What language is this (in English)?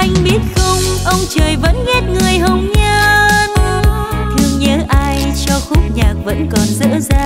Vietnamese